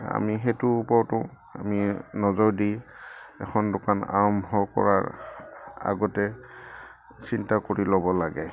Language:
Assamese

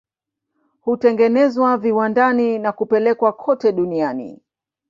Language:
Swahili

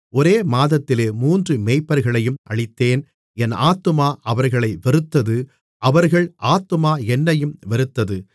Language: Tamil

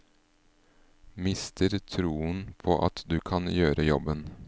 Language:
Norwegian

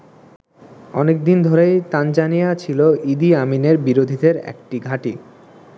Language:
Bangla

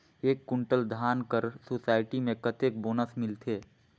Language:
Chhattisgarhi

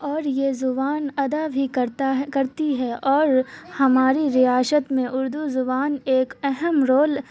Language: Urdu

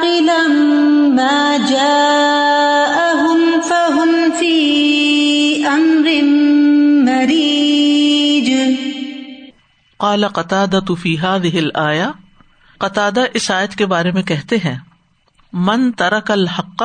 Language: Urdu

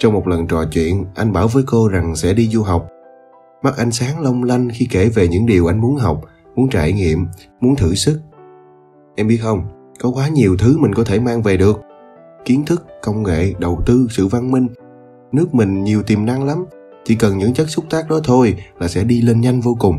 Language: Vietnamese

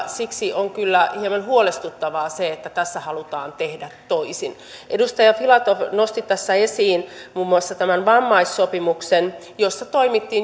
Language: Finnish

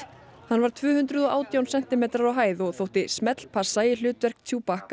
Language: Icelandic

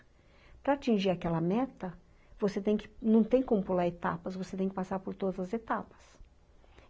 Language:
Portuguese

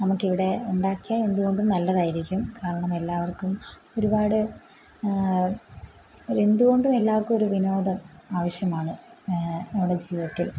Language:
Malayalam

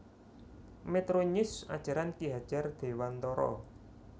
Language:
Javanese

